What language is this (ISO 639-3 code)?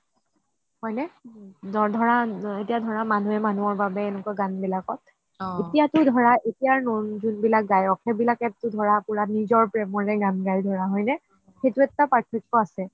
asm